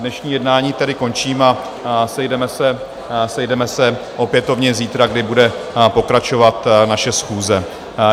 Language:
Czech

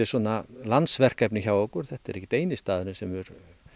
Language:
Icelandic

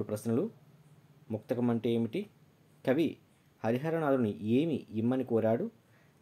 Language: Telugu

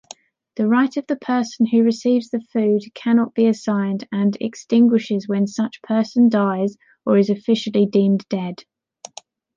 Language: English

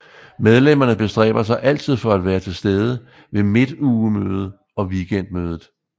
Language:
Danish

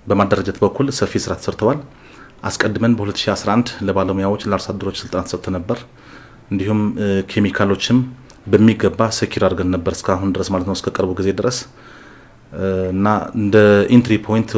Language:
French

